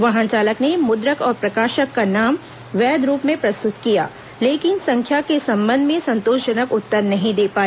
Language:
Hindi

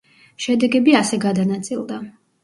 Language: Georgian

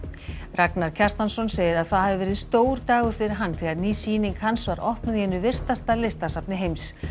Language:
Icelandic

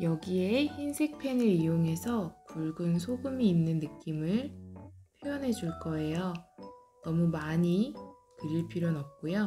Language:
Korean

